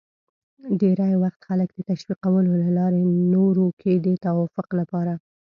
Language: Pashto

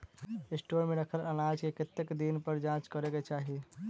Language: Maithili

